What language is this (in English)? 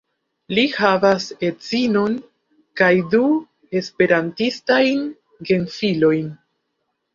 Esperanto